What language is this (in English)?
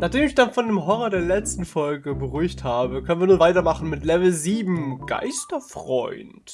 German